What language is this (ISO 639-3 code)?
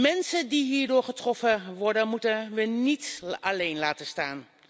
nld